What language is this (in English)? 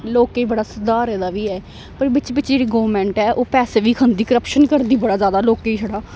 Dogri